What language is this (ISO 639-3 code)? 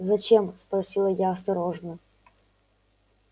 rus